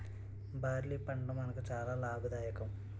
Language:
Telugu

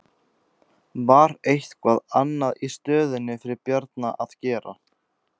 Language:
Icelandic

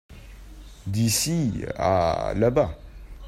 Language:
French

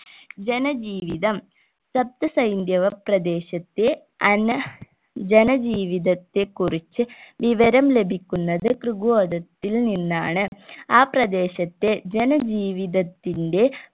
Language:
Malayalam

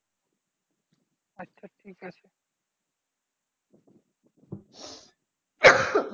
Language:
Bangla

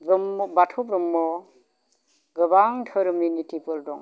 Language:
Bodo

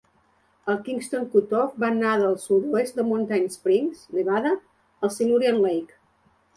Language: Catalan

